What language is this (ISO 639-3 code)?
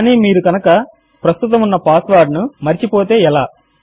tel